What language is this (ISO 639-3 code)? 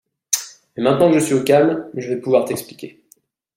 fra